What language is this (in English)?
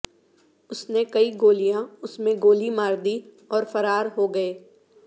Urdu